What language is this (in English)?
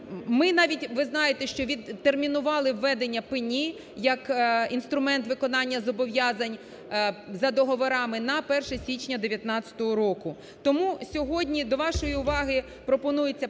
Ukrainian